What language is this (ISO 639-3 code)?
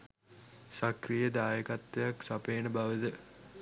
sin